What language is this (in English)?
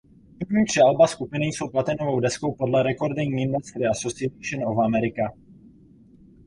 Czech